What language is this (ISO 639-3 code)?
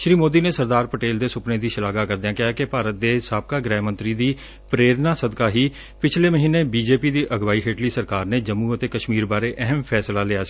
pan